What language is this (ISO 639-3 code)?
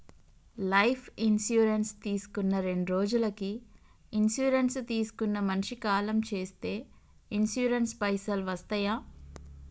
tel